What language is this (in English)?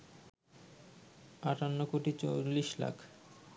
Bangla